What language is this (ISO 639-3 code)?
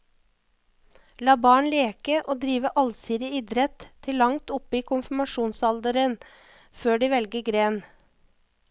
nor